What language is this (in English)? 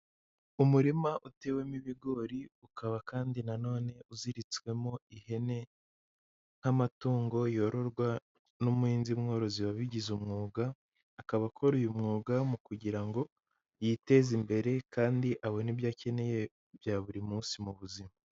Kinyarwanda